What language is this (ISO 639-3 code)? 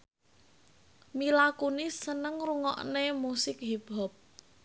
jav